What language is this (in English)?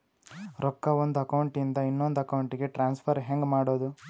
Kannada